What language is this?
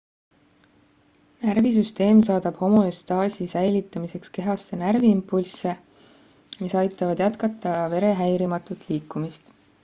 Estonian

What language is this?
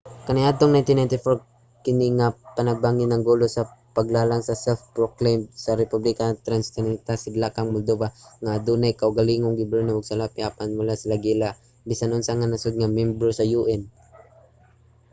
Cebuano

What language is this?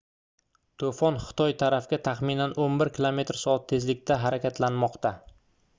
Uzbek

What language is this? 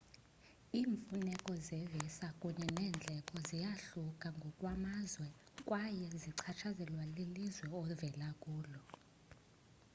Xhosa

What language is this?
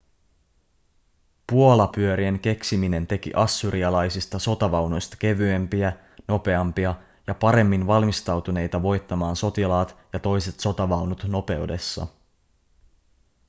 Finnish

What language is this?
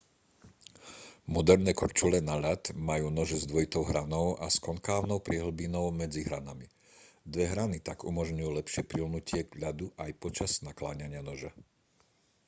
Slovak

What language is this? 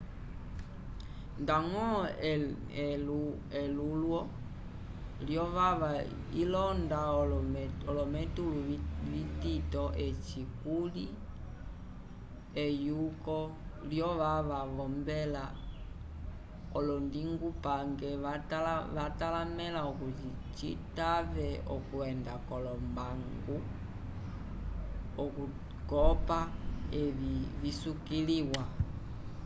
Umbundu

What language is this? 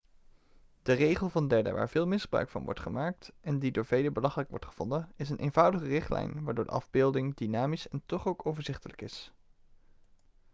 Dutch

